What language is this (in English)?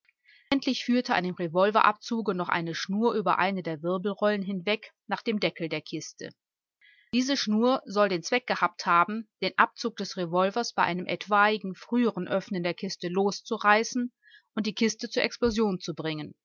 German